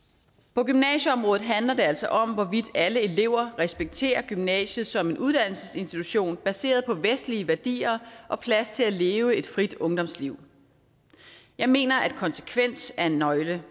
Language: Danish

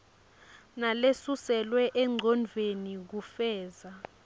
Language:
Swati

